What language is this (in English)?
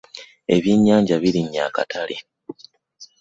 Ganda